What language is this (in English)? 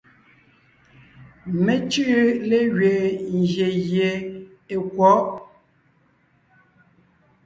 Ngiemboon